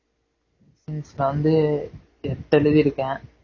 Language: Tamil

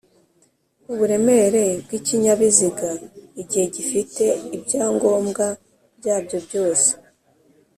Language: Kinyarwanda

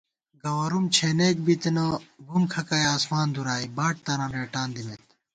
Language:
Gawar-Bati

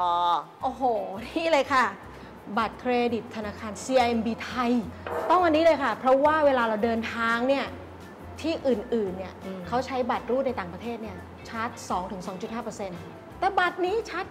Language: Thai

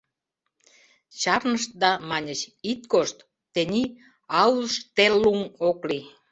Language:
Mari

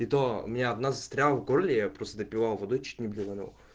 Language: Russian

